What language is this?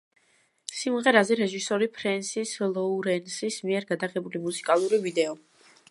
Georgian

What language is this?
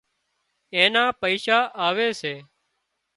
Wadiyara Koli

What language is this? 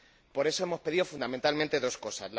Spanish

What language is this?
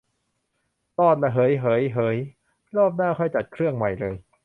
Thai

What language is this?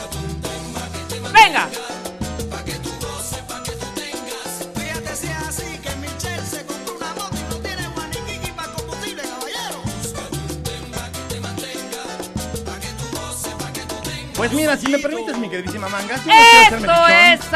Spanish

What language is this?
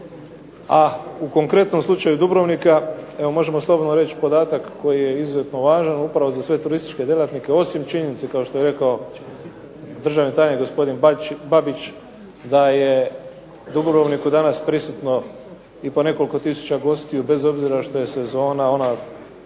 Croatian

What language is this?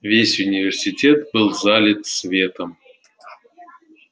Russian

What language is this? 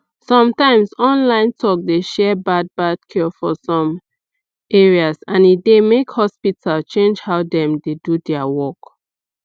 Nigerian Pidgin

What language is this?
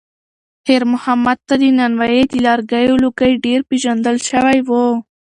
Pashto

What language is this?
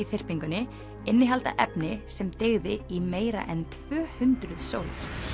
Icelandic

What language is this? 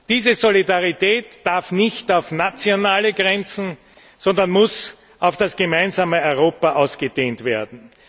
German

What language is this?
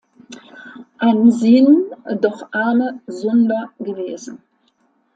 German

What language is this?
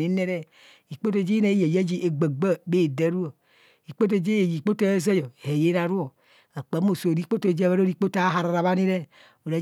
Kohumono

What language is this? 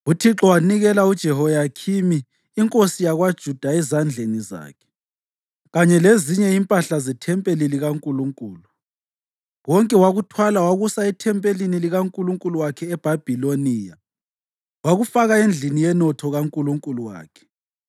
North Ndebele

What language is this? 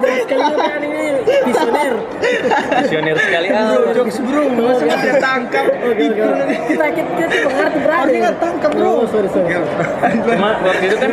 Indonesian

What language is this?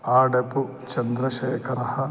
Sanskrit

